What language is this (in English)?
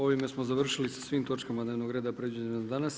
Croatian